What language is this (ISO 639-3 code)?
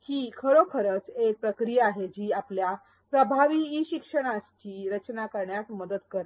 mar